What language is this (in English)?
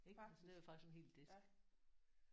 Danish